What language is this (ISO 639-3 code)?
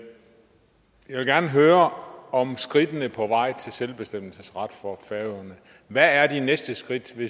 dan